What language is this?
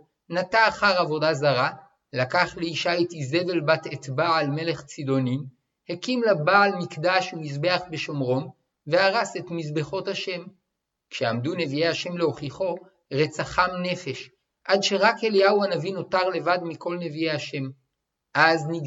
Hebrew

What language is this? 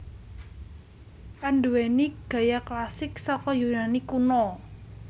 Javanese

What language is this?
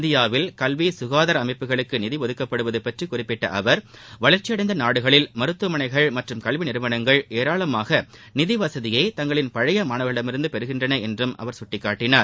Tamil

